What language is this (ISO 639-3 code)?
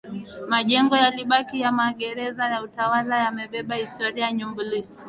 swa